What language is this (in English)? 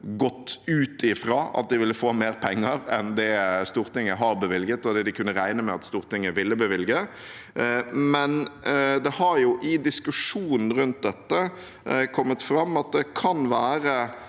Norwegian